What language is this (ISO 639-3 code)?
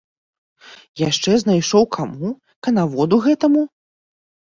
bel